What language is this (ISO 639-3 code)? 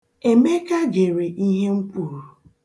ibo